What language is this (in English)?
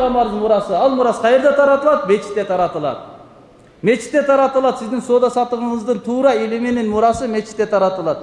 Turkish